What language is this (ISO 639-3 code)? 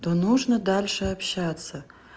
rus